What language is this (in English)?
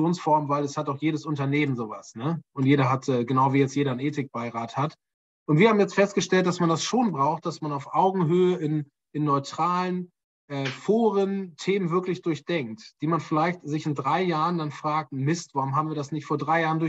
German